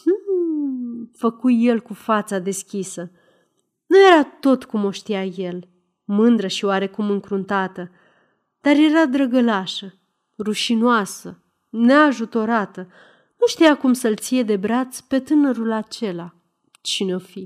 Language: Romanian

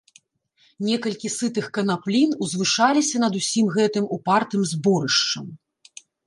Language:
Belarusian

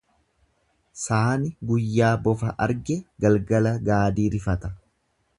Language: Oromo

